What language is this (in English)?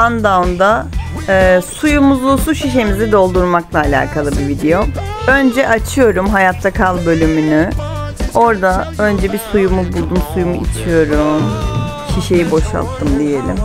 Turkish